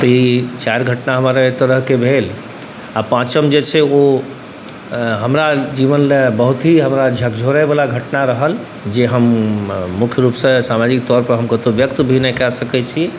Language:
Maithili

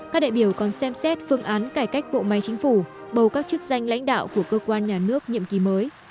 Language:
Vietnamese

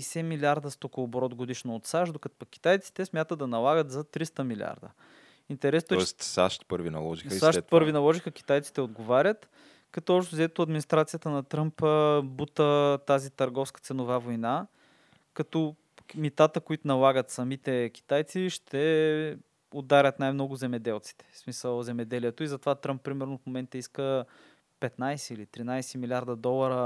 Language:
Bulgarian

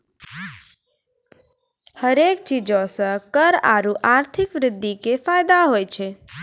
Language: Maithili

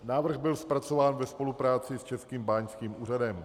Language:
Czech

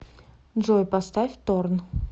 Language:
Russian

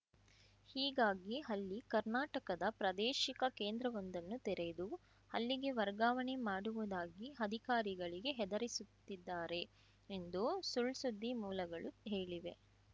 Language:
Kannada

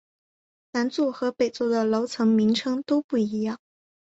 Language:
Chinese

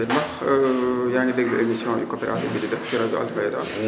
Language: Wolof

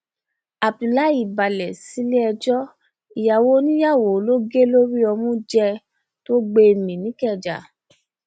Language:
Yoruba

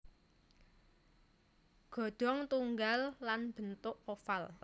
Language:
Javanese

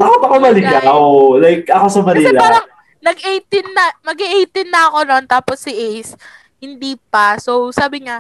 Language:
Filipino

